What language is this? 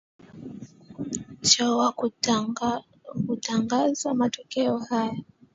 Swahili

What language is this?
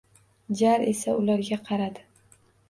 Uzbek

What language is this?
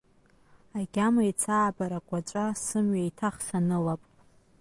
Abkhazian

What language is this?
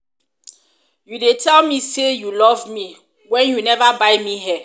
Nigerian Pidgin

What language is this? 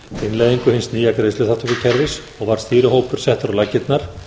Icelandic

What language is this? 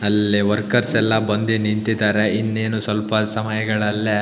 Kannada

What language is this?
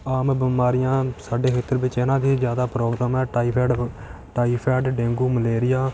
Punjabi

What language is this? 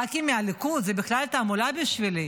Hebrew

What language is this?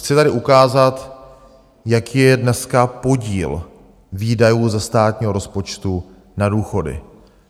Czech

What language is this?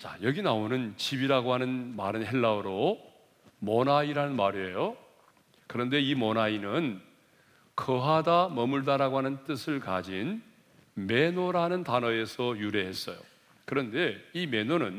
Korean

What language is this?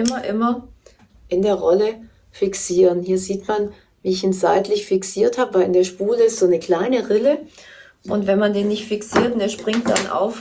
German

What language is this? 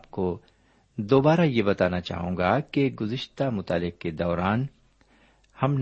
Urdu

